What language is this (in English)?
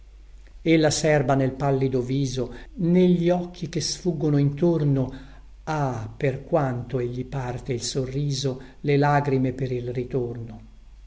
Italian